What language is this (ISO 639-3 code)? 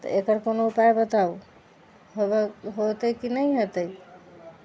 mai